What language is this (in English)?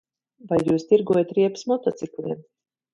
Latvian